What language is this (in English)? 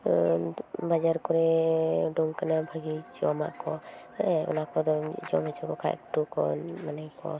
Santali